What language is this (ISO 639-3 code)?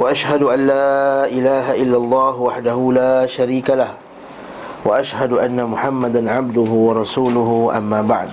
msa